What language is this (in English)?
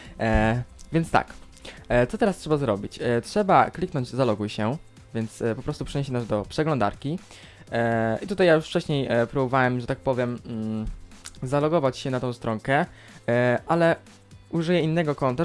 Polish